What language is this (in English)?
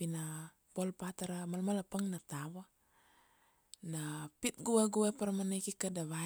Kuanua